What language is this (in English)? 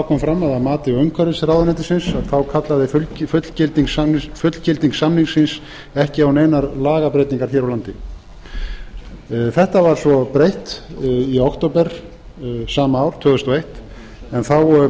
Icelandic